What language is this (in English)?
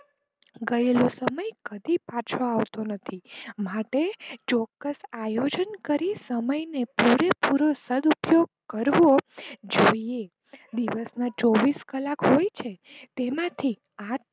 Gujarati